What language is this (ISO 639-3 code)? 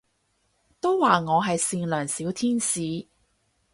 yue